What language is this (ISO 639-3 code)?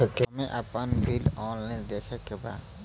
bho